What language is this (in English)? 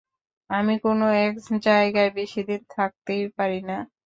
Bangla